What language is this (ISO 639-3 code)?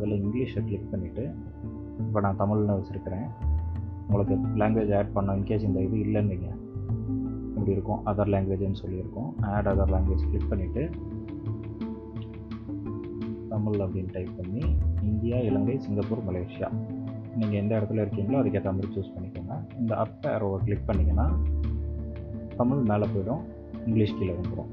tam